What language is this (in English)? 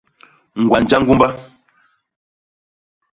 Basaa